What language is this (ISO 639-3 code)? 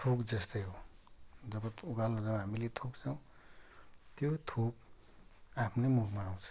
nep